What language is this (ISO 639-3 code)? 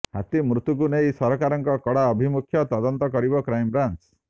ori